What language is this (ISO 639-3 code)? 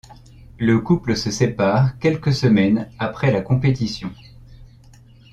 fra